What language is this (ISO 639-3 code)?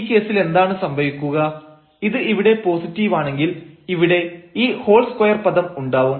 mal